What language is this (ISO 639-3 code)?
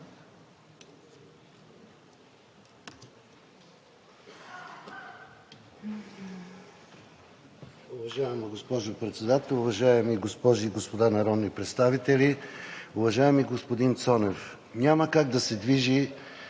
bul